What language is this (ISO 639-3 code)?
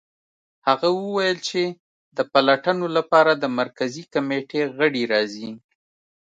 pus